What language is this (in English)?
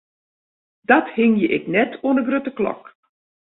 Western Frisian